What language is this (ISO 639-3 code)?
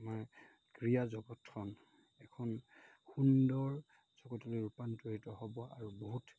asm